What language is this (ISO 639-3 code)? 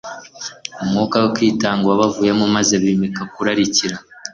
kin